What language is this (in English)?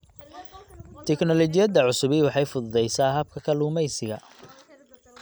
Somali